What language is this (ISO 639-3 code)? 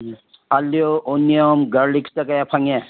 mni